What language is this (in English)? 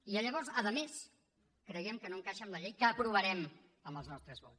Catalan